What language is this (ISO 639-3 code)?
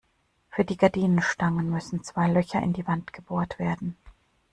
deu